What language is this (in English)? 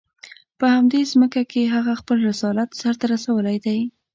Pashto